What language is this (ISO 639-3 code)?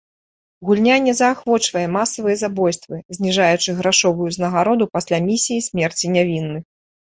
bel